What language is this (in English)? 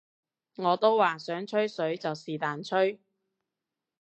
Cantonese